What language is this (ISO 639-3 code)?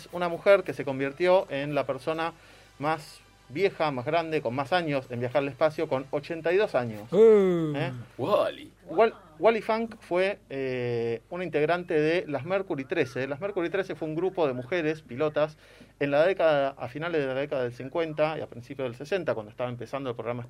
spa